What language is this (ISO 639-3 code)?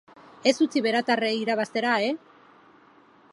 eus